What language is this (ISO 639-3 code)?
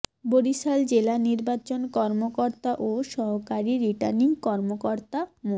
ben